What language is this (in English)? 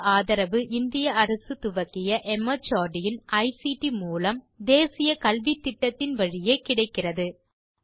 Tamil